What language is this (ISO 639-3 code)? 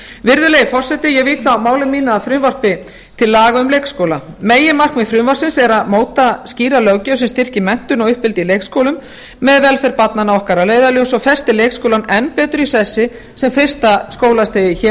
isl